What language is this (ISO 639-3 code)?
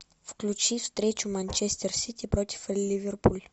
rus